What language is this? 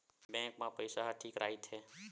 Chhattisgarhi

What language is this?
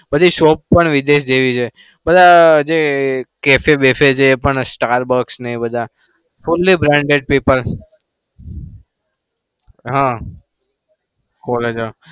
Gujarati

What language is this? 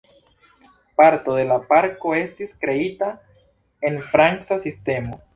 Esperanto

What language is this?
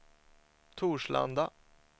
Swedish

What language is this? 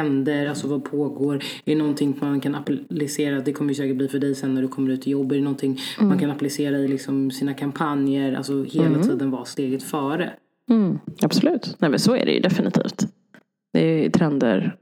Swedish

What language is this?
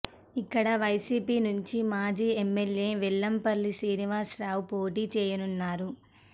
Telugu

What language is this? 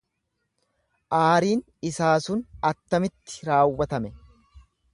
Oromo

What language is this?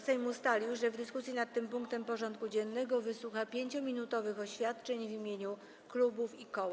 Polish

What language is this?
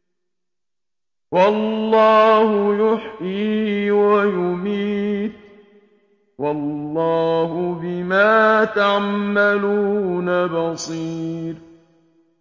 Arabic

